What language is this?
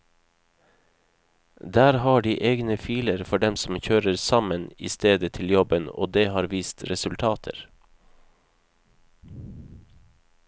Norwegian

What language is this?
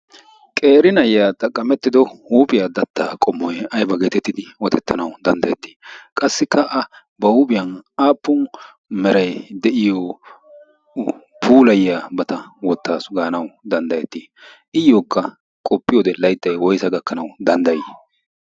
Wolaytta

